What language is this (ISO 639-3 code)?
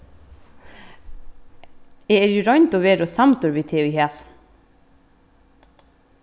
fao